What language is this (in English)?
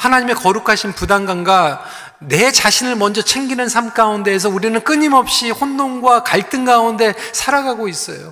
Korean